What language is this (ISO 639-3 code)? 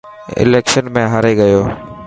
mki